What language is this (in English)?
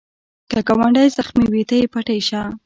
Pashto